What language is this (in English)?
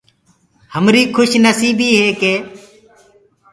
Gurgula